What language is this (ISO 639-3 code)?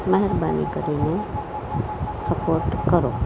guj